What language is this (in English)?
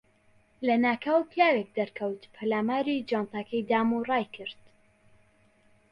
Central Kurdish